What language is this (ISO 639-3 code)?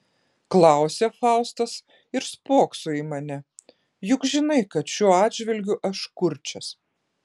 lit